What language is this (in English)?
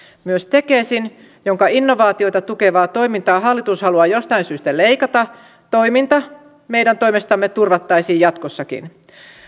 Finnish